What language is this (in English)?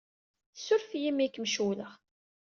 Kabyle